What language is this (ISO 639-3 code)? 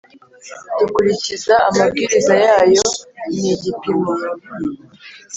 kin